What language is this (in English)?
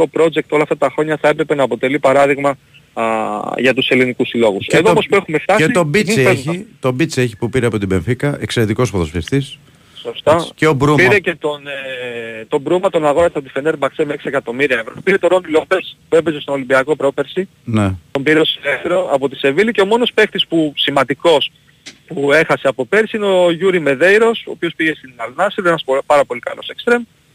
Greek